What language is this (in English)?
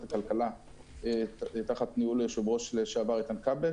Hebrew